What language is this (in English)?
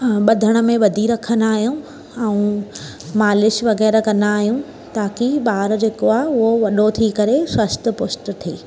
Sindhi